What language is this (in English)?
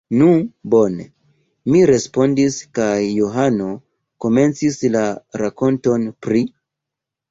Esperanto